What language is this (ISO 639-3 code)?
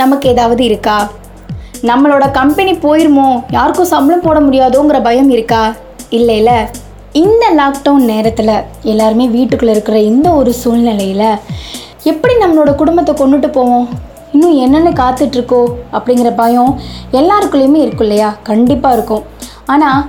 tam